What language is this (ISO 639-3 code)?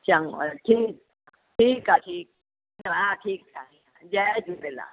snd